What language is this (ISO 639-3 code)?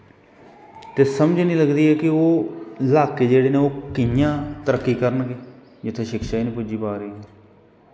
doi